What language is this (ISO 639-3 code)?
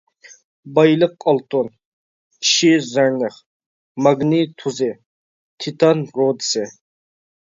uig